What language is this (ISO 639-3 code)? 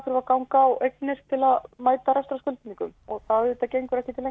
isl